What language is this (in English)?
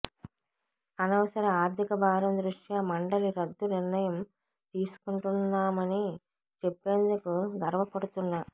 Telugu